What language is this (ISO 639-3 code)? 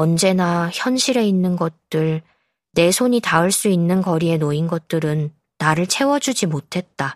kor